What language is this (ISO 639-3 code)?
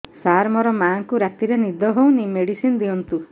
ori